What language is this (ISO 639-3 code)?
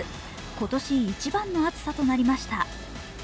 jpn